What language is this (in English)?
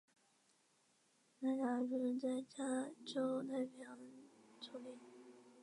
Chinese